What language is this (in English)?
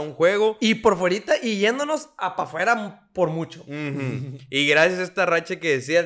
Spanish